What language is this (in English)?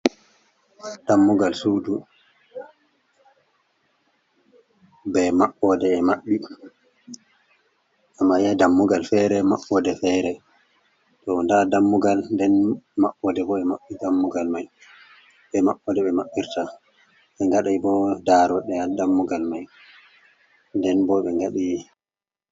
Fula